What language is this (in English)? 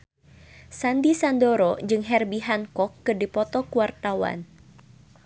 Sundanese